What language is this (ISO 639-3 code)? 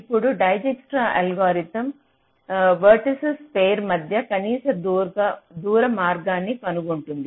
tel